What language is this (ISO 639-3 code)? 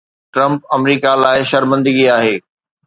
snd